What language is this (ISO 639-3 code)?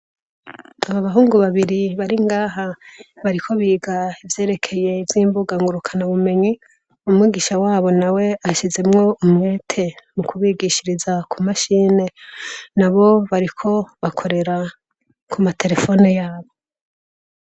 run